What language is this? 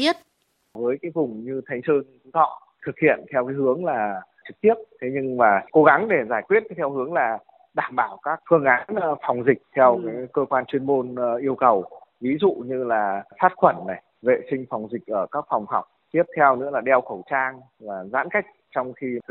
Vietnamese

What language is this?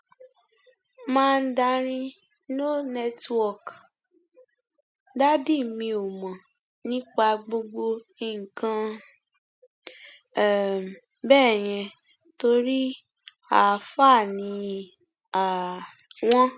Yoruba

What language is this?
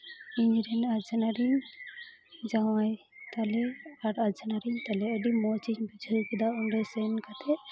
Santali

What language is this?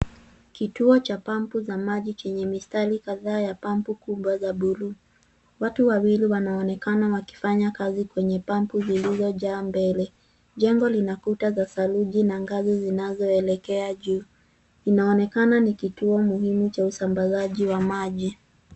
Swahili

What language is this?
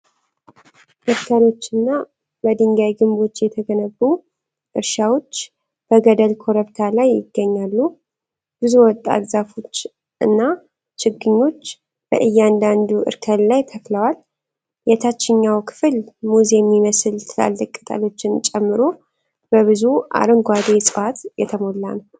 Amharic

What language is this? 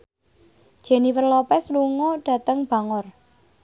Javanese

